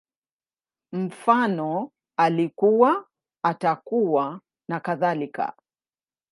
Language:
Swahili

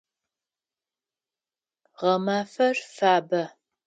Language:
Adyghe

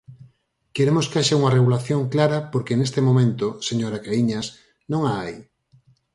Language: Galician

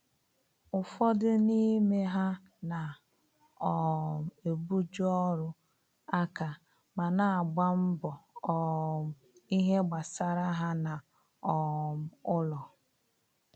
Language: Igbo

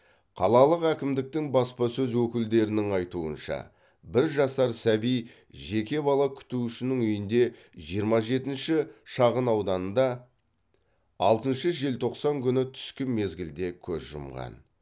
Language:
Kazakh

